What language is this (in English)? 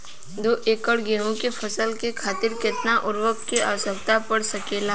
Bhojpuri